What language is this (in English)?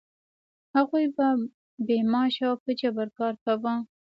Pashto